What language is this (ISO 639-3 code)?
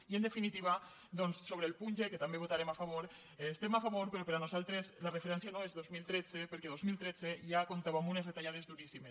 cat